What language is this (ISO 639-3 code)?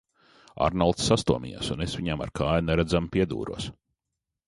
lav